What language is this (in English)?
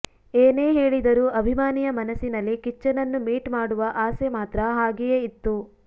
Kannada